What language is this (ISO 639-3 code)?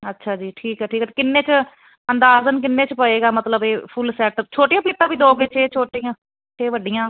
pan